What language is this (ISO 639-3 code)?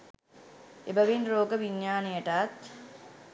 sin